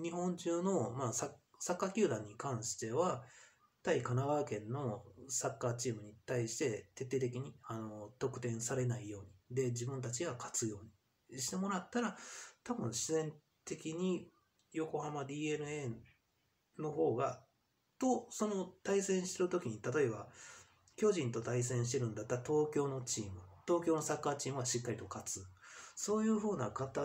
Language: Japanese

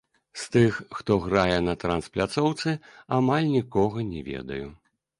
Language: Belarusian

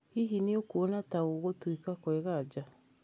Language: Kikuyu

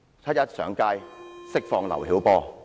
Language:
Cantonese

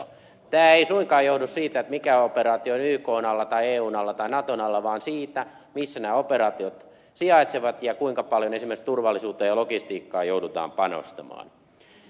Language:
Finnish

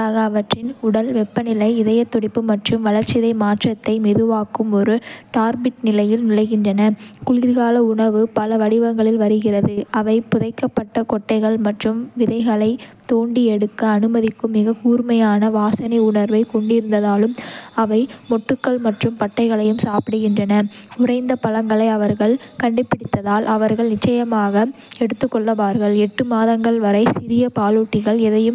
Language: Kota (India)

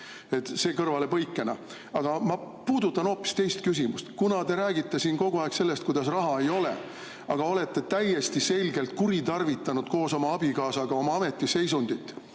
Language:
Estonian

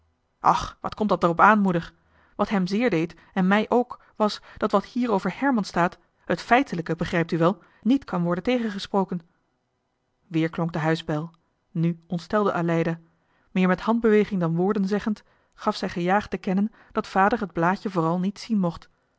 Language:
Dutch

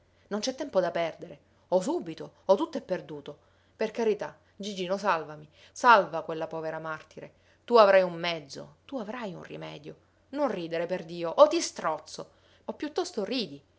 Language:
Italian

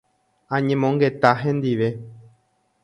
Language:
Guarani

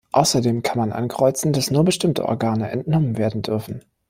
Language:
German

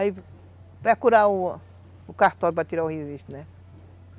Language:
Portuguese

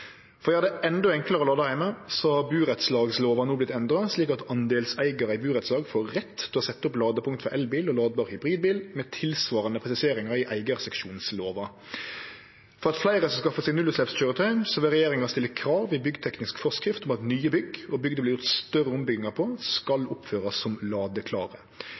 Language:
Norwegian Nynorsk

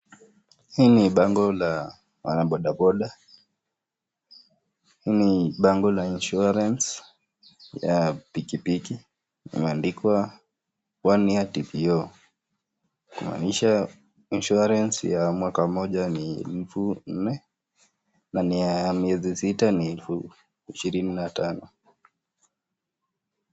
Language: Swahili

